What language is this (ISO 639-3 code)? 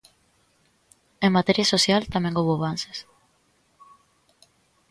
glg